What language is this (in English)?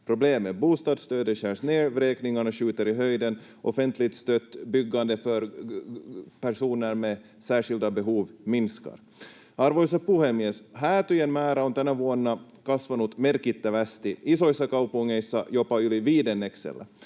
Finnish